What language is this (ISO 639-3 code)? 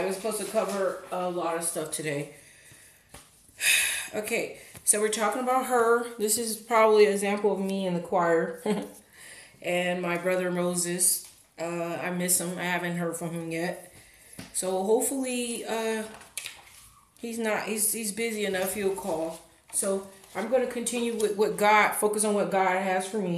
eng